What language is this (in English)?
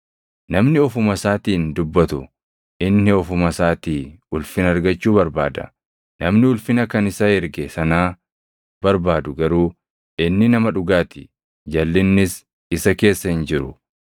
Oromo